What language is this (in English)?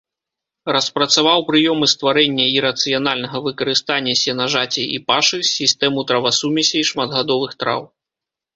Belarusian